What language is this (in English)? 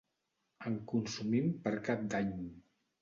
Catalan